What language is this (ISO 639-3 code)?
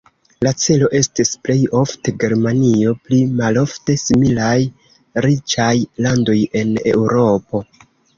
epo